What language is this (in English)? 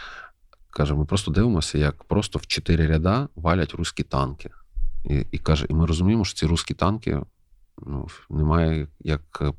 Ukrainian